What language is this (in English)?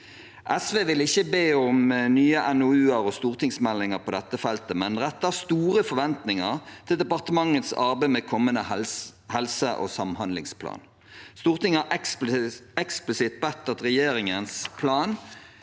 Norwegian